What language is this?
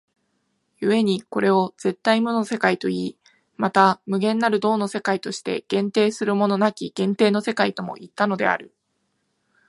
Japanese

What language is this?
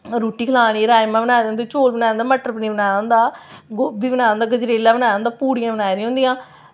Dogri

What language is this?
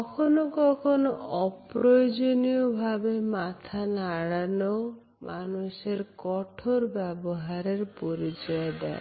Bangla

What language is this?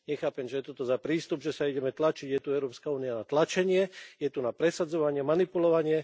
Slovak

